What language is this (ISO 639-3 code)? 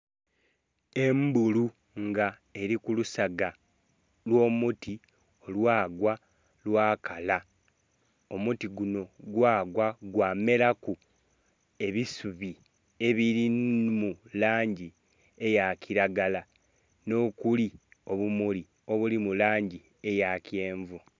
xog